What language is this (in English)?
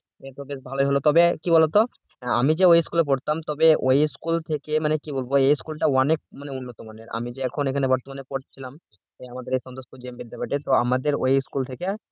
Bangla